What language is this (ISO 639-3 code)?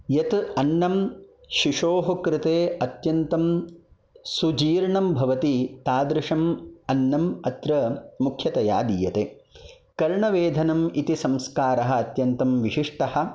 san